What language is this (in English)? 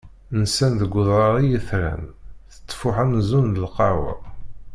Kabyle